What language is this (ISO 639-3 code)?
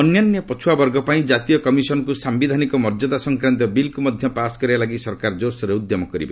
ori